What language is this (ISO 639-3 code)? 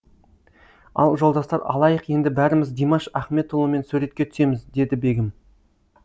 kaz